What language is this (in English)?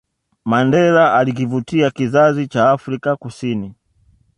Swahili